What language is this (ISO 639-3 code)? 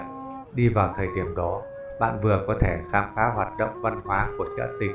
vie